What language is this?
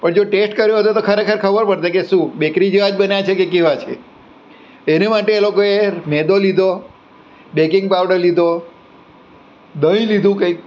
Gujarati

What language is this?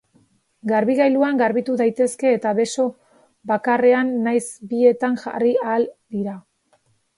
Basque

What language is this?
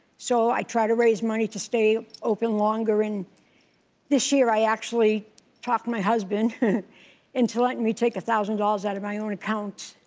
English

